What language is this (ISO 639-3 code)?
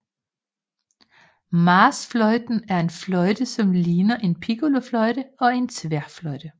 dan